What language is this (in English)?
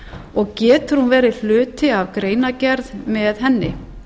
Icelandic